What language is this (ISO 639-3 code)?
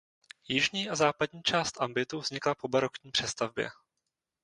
ces